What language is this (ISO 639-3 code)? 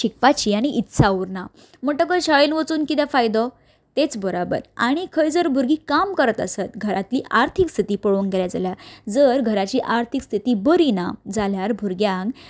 kok